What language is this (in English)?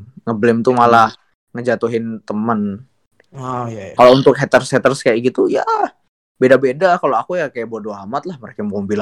Indonesian